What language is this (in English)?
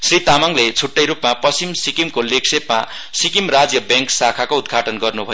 Nepali